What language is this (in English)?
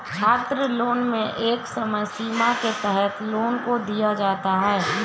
Hindi